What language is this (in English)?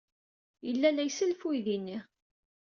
Kabyle